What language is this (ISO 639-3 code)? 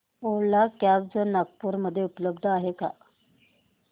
mar